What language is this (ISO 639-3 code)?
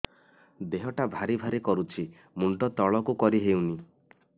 ori